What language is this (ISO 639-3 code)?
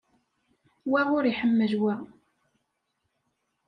kab